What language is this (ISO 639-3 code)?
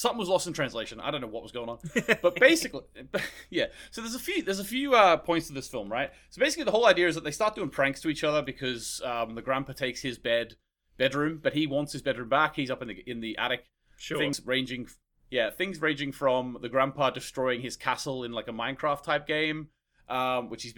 eng